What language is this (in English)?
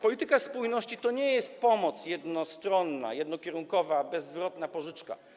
Polish